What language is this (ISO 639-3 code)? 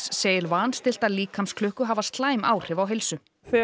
isl